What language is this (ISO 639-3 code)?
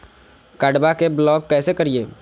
mag